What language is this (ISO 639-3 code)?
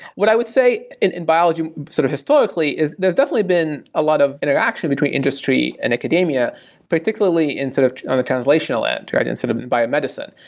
eng